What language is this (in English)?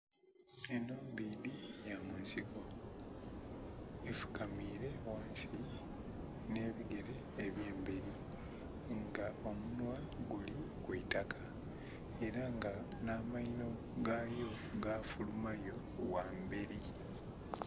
Soga